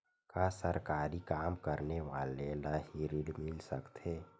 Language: Chhattisgarhi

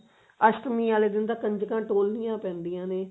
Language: Punjabi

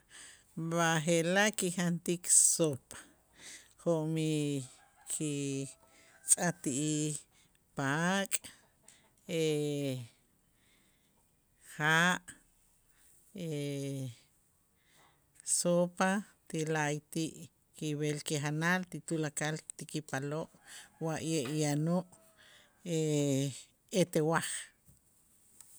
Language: Itzá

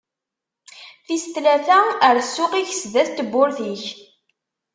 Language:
Kabyle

